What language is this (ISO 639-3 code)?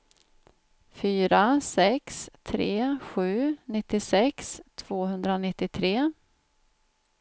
swe